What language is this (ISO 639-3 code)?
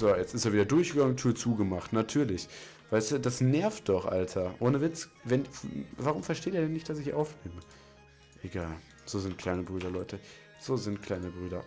deu